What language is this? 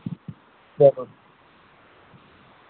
Dogri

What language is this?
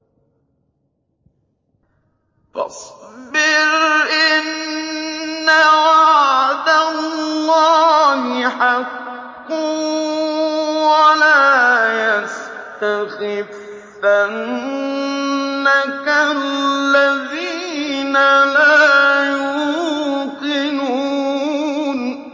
Arabic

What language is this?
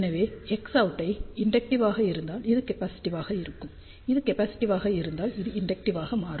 Tamil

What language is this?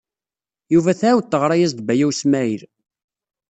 Kabyle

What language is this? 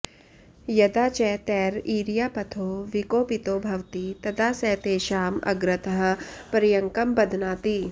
Sanskrit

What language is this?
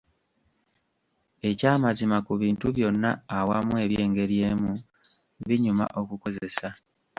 Ganda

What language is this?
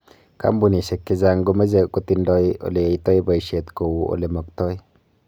Kalenjin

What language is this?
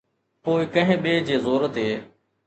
Sindhi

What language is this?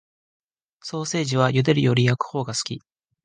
Japanese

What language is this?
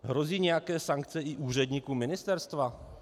Czech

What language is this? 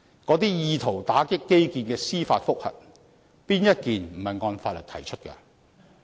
Cantonese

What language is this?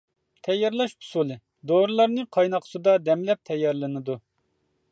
Uyghur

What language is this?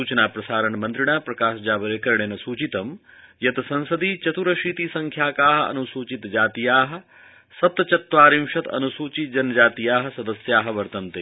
Sanskrit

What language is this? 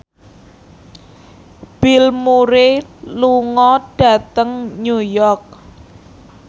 Javanese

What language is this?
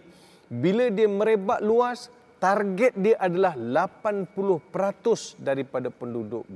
Malay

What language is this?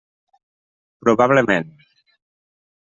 Catalan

